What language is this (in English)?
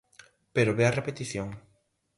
Galician